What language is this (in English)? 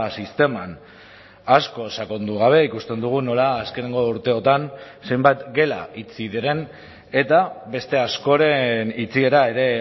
Basque